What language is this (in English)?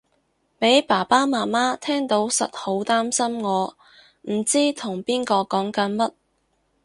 Cantonese